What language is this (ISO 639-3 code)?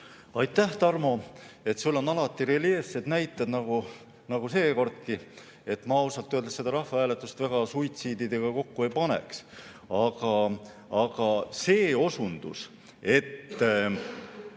est